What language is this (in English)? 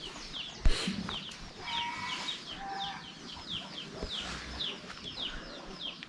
Vietnamese